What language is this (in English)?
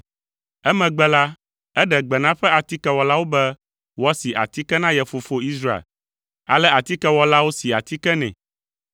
Ewe